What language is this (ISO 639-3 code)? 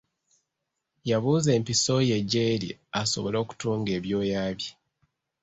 lug